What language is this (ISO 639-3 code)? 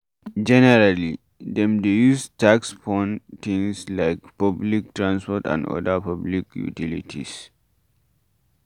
pcm